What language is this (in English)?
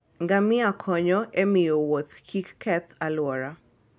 Luo (Kenya and Tanzania)